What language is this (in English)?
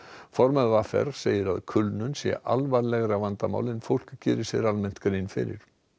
Icelandic